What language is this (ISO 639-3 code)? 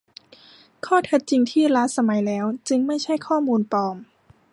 tha